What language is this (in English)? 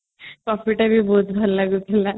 Odia